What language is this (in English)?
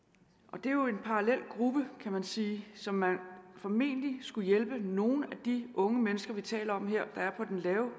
Danish